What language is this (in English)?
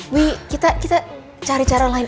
Indonesian